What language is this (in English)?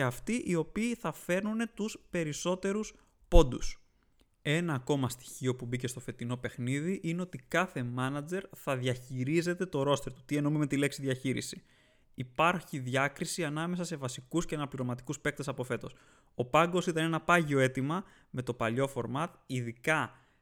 Greek